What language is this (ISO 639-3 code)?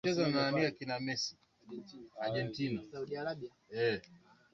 swa